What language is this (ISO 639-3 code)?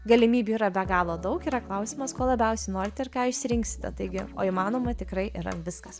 lit